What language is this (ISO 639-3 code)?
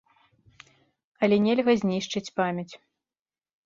bel